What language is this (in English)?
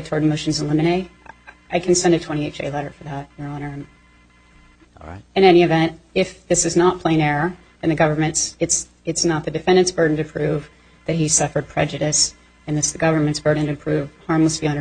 English